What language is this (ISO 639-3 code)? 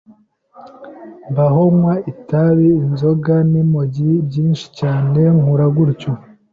kin